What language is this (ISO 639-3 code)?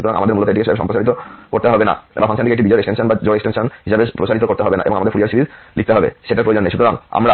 ben